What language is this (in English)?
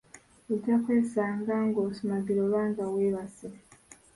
Ganda